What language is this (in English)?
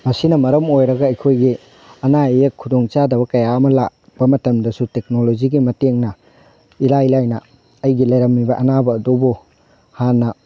Manipuri